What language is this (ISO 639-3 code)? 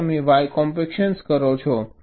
guj